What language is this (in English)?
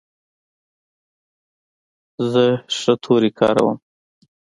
Pashto